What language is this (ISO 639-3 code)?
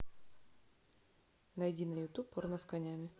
rus